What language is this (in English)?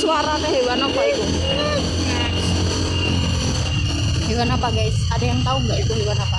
Indonesian